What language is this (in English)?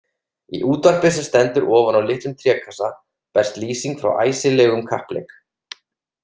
Icelandic